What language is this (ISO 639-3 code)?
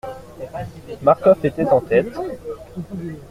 fra